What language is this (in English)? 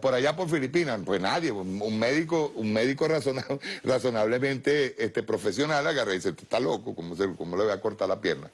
Spanish